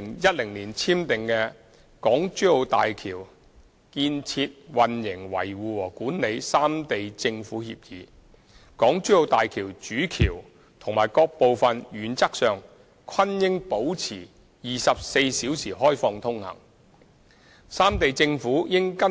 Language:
Cantonese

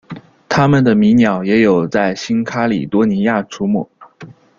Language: Chinese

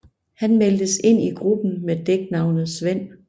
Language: Danish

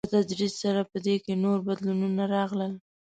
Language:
Pashto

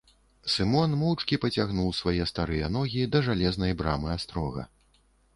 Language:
Belarusian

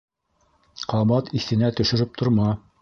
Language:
Bashkir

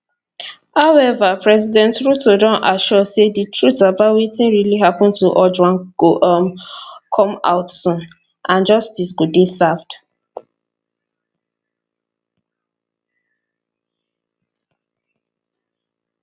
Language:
Nigerian Pidgin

